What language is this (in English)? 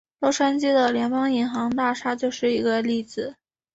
Chinese